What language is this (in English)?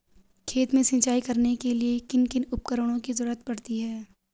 Hindi